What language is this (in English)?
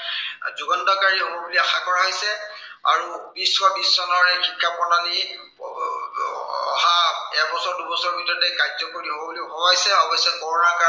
Assamese